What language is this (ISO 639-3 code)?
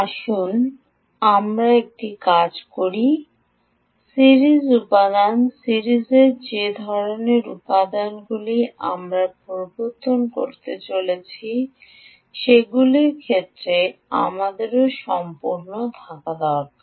ben